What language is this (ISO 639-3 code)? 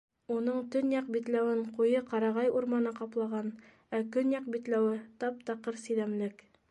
bak